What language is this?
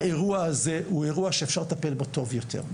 Hebrew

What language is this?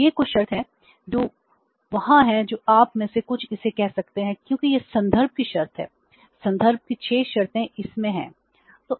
Hindi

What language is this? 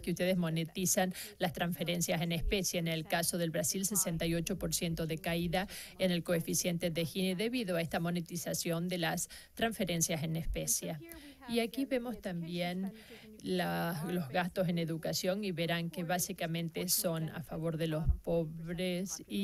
Spanish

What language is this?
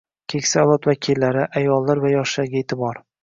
Uzbek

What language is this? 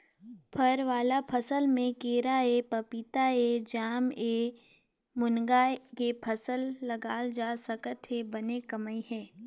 Chhattisgarhi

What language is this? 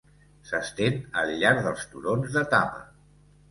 Catalan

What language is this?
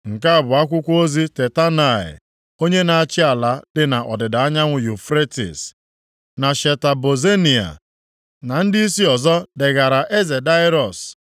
Igbo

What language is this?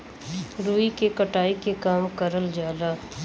Bhojpuri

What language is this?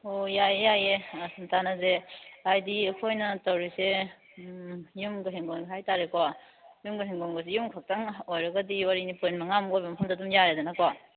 Manipuri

